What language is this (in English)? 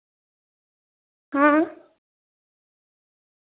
Dogri